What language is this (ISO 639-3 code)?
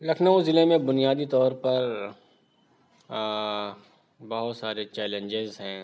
urd